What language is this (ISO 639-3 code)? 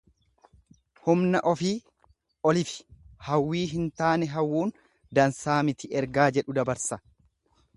orm